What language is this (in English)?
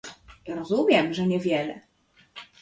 Polish